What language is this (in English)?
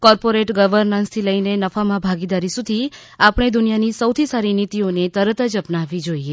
Gujarati